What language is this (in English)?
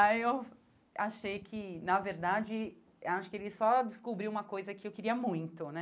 Portuguese